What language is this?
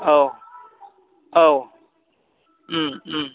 Bodo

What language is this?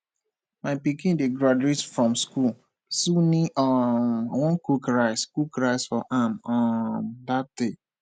Nigerian Pidgin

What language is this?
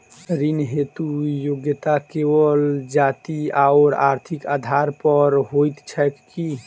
Maithili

